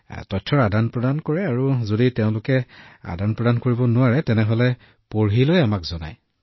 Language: Assamese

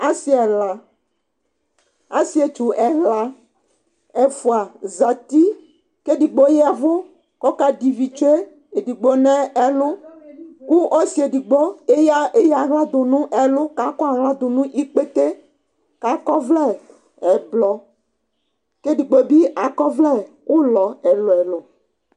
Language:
Ikposo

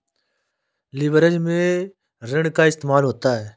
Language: Hindi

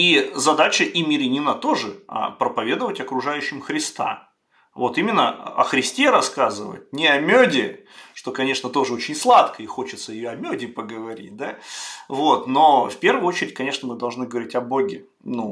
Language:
Russian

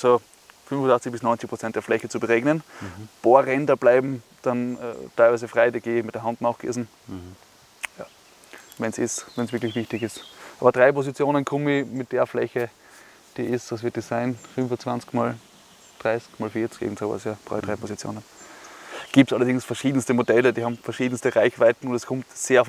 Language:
German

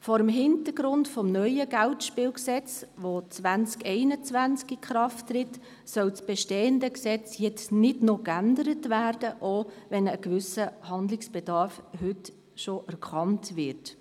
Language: Swiss German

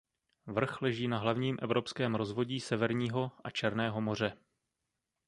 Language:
Czech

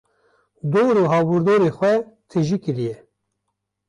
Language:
Kurdish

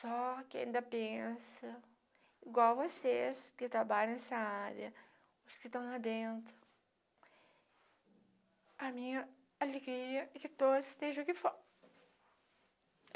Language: Portuguese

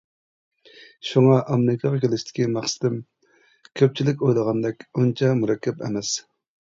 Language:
Uyghur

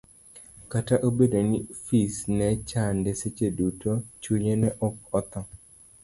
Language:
Luo (Kenya and Tanzania)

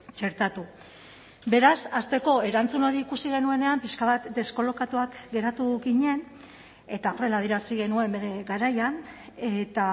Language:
Basque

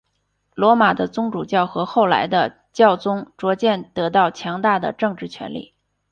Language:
Chinese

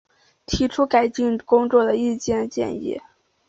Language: Chinese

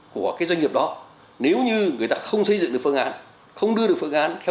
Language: Vietnamese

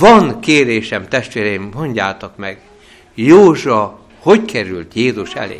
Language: Hungarian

